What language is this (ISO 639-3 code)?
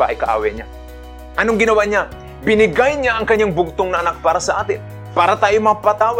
fil